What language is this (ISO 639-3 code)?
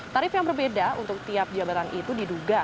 ind